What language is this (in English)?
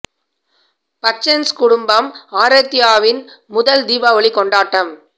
Tamil